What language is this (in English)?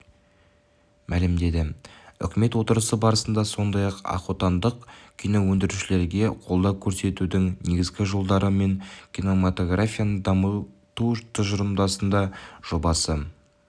Kazakh